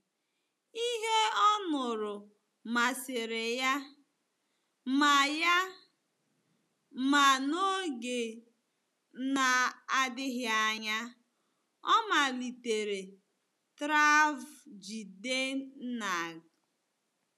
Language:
Igbo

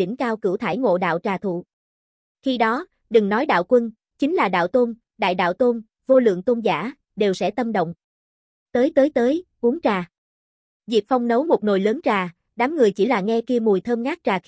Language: Vietnamese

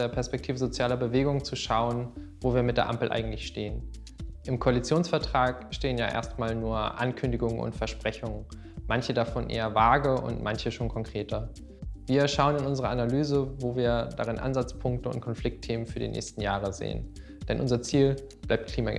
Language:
German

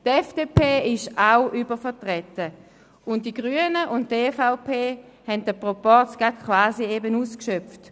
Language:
Swiss German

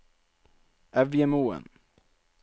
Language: Norwegian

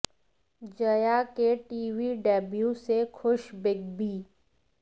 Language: Hindi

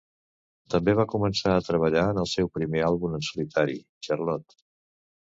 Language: Catalan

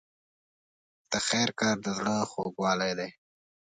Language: Pashto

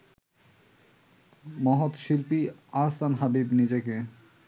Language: Bangla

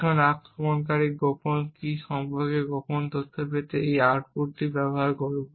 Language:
Bangla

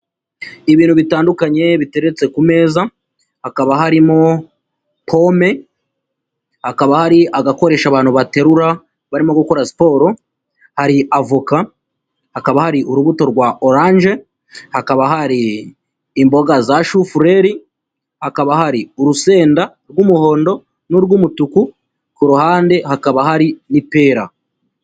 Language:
Kinyarwanda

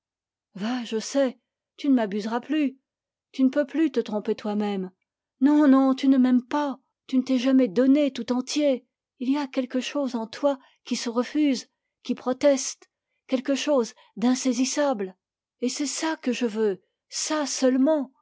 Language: French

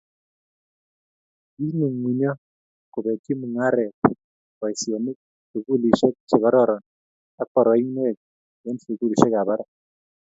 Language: Kalenjin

